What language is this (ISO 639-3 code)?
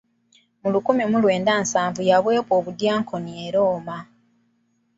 lug